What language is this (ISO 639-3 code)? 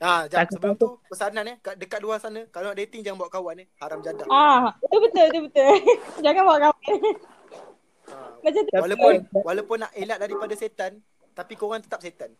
msa